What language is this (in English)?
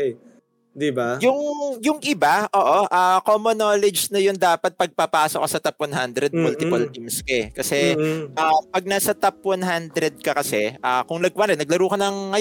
Filipino